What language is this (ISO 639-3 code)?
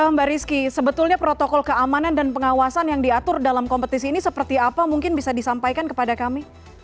ind